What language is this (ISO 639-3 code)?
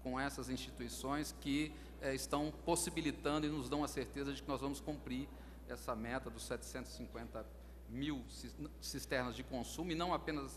por